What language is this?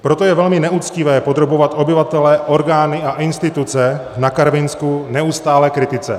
Czech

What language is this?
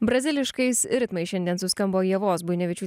Lithuanian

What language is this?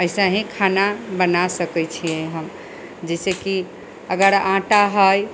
Maithili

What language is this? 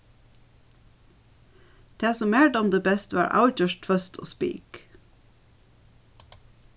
Faroese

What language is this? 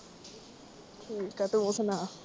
Punjabi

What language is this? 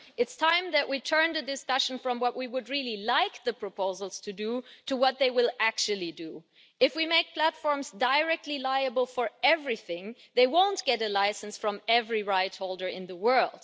English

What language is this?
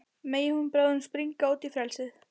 Icelandic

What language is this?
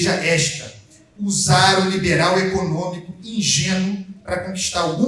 Portuguese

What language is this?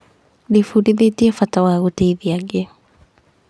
Kikuyu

